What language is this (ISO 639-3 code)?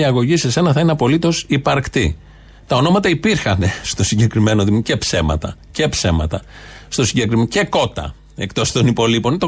ell